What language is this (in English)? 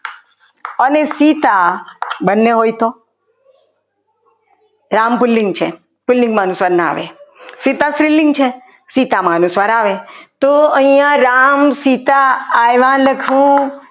Gujarati